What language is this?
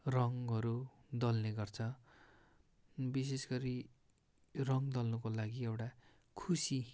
Nepali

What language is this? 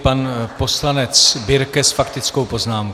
Czech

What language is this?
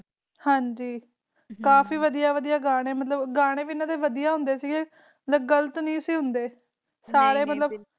Punjabi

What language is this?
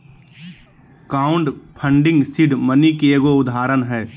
Magahi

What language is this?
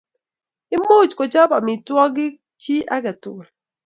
Kalenjin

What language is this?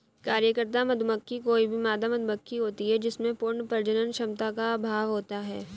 Hindi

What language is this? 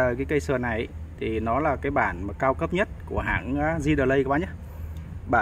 Vietnamese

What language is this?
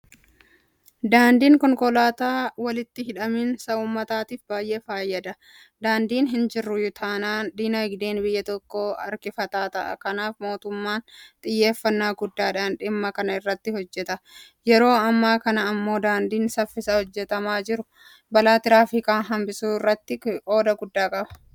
Oromo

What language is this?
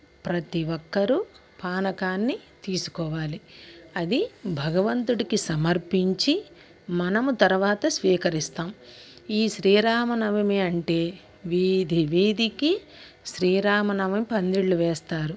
Telugu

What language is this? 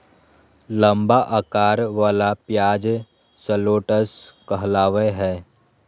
Magahi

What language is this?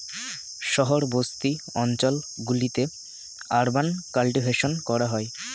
Bangla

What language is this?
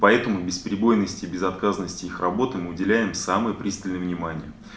Russian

